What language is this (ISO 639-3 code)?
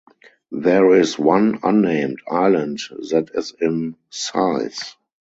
eng